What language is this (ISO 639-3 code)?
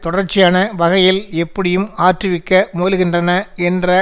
tam